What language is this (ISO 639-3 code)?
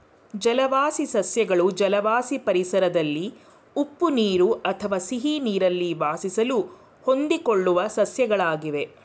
kan